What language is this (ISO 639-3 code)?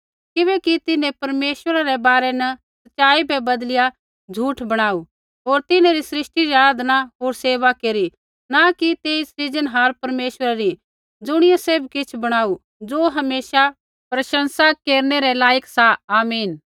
kfx